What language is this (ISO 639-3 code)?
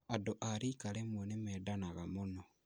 kik